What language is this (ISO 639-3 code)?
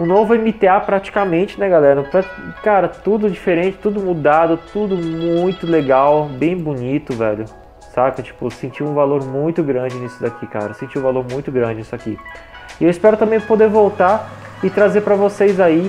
por